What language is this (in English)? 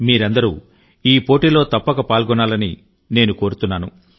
Telugu